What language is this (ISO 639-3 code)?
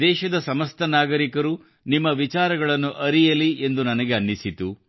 kan